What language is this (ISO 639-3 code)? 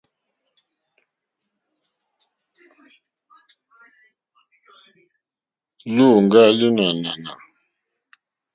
bri